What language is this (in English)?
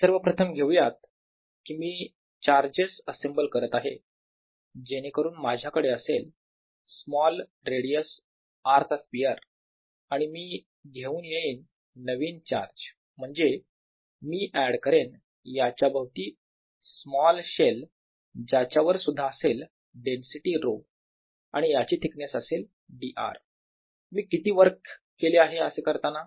Marathi